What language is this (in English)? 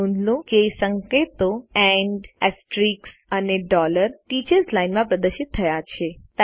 Gujarati